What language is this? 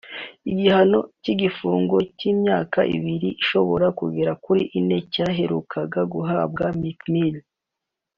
Kinyarwanda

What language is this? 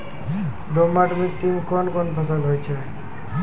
Maithili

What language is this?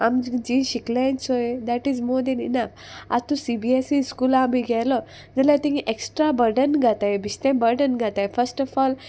Konkani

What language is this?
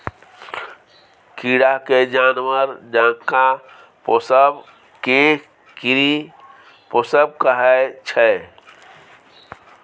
Maithili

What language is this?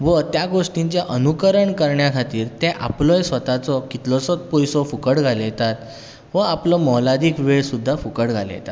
Konkani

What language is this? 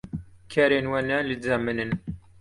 Kurdish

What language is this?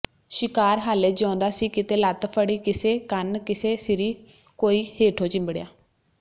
Punjabi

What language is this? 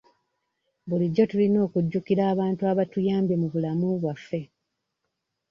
Ganda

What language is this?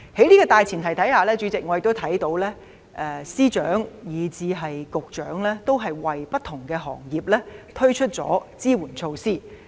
Cantonese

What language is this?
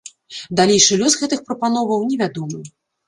Belarusian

